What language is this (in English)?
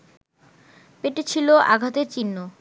Bangla